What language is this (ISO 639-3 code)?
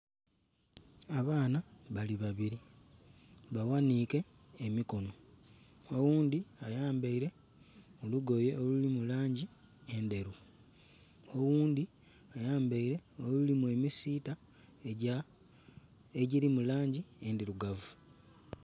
xog